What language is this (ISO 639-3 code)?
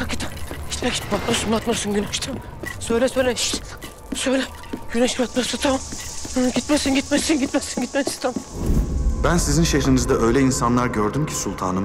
tur